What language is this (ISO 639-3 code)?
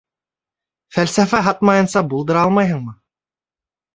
bak